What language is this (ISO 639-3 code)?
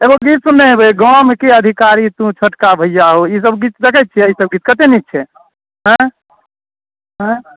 mai